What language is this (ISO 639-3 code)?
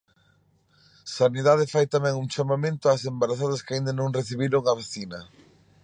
glg